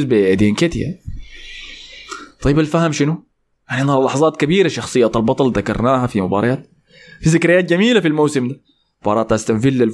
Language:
Arabic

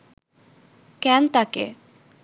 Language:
Bangla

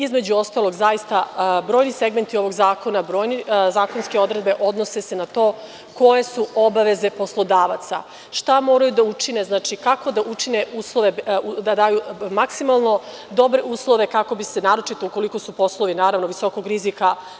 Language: Serbian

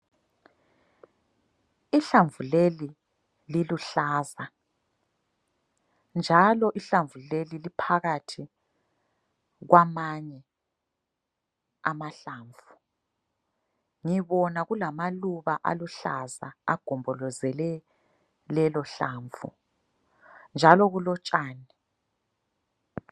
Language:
North Ndebele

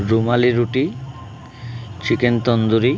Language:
Bangla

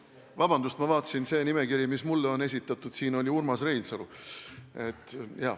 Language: Estonian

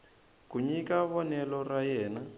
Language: Tsonga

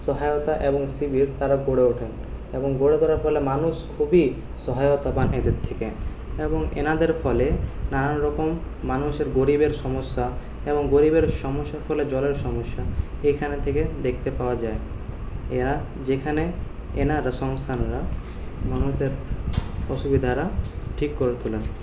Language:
Bangla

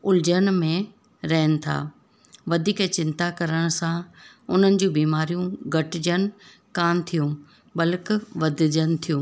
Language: Sindhi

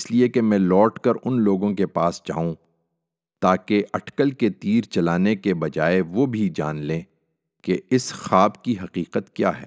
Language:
Urdu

